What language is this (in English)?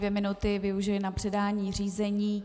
Czech